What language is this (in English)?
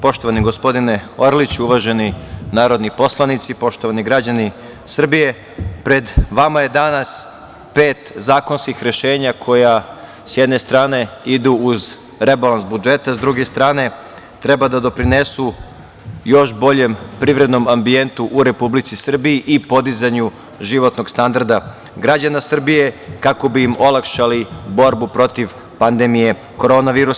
Serbian